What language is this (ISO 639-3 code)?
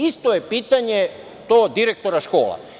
srp